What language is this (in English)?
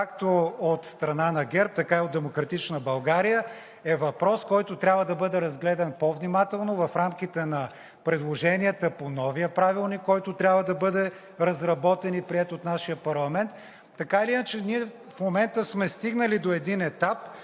Bulgarian